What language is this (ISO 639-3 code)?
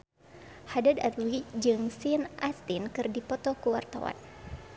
sun